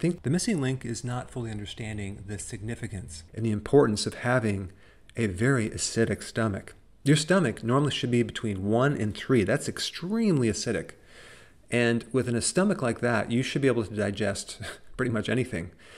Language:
English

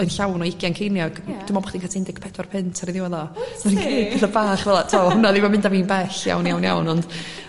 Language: Welsh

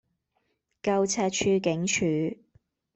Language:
Cantonese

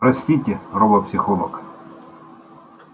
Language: Russian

